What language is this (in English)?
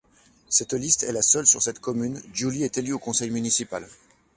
French